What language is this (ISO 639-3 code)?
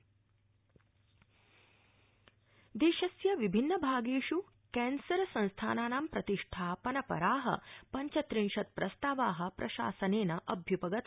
san